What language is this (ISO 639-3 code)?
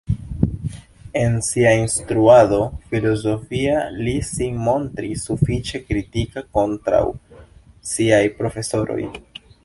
epo